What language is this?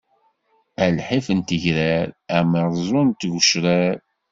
Kabyle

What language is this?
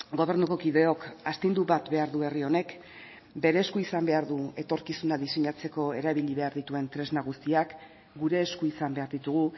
Basque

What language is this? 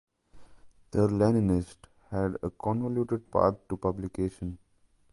English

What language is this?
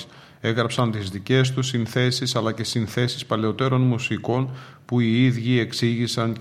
Greek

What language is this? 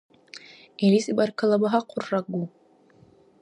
Dargwa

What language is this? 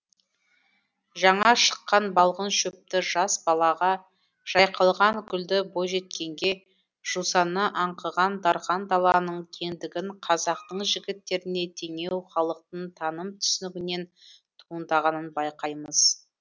Kazakh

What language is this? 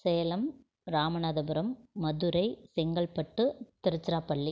Tamil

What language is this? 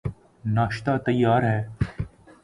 Urdu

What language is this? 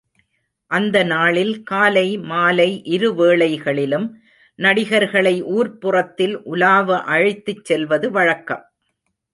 Tamil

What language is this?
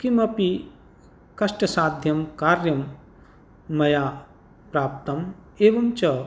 Sanskrit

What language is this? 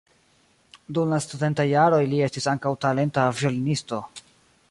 Esperanto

